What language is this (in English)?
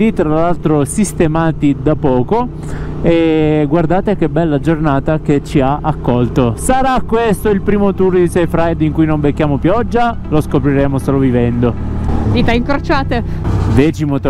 Italian